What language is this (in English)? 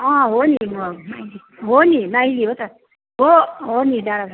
Nepali